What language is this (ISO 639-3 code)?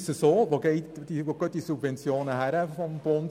gsw